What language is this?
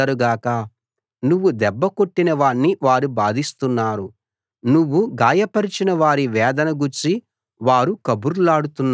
Telugu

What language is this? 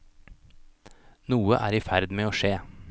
Norwegian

